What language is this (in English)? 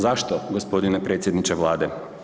Croatian